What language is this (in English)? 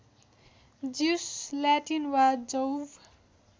Nepali